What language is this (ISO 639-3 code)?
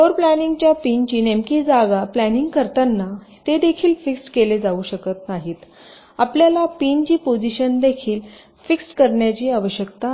mar